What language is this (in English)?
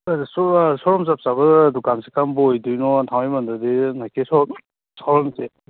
Manipuri